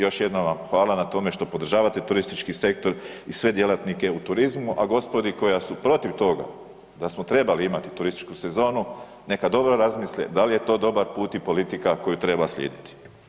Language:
Croatian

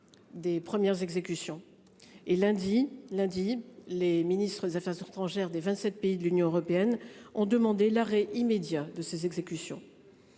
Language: French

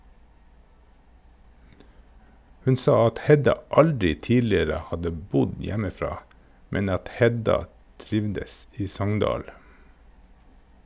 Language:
Norwegian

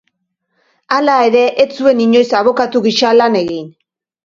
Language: Basque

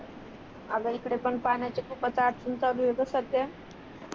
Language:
Marathi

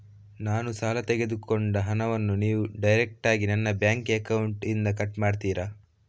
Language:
Kannada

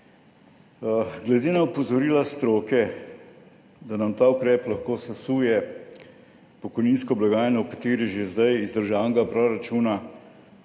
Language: Slovenian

